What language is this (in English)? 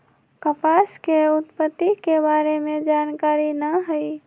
Magahi